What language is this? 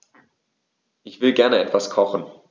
German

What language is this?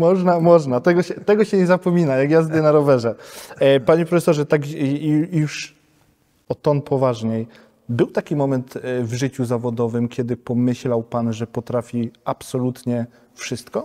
Polish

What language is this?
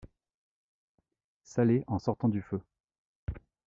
French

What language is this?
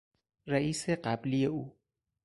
Persian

